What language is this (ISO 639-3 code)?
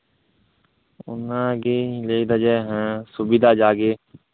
sat